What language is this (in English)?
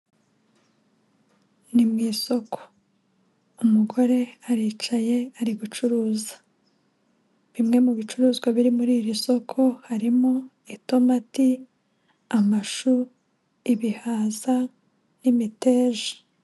Kinyarwanda